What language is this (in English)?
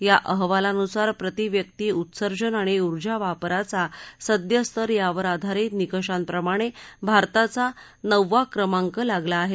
Marathi